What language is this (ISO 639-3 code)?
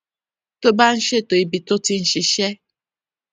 yor